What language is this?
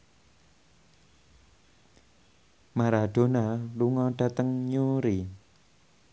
Javanese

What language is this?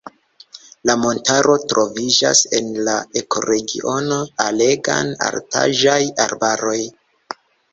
Esperanto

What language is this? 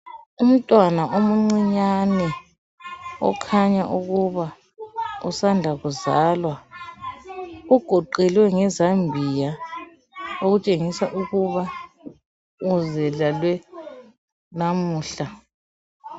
North Ndebele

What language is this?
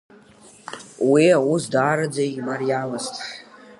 Abkhazian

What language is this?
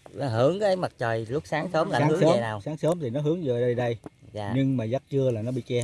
Vietnamese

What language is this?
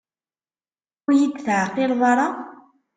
Kabyle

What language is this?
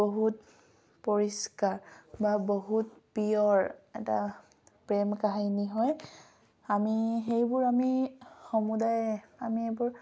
Assamese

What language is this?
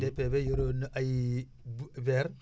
Wolof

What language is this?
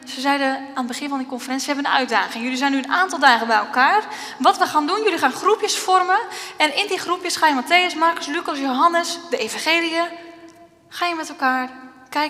Dutch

